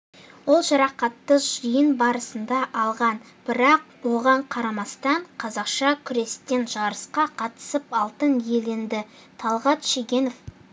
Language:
Kazakh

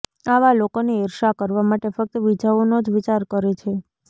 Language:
Gujarati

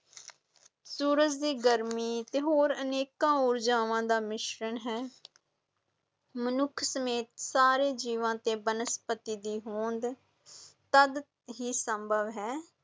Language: Punjabi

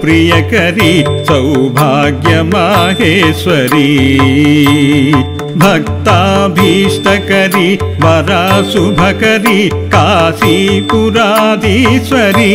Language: Romanian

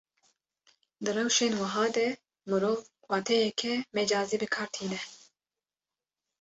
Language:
Kurdish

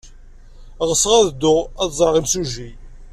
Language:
Kabyle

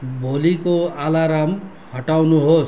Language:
Nepali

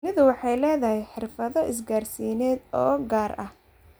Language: Somali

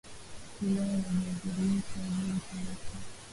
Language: Swahili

